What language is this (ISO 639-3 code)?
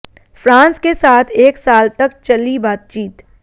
hin